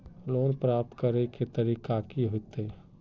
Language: Magahi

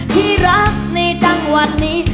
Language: Thai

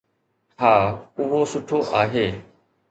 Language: Sindhi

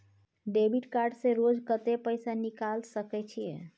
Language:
Maithili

